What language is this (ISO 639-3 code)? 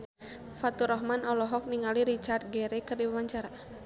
sun